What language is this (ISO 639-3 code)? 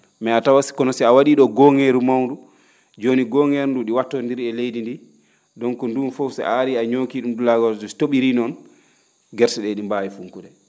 ful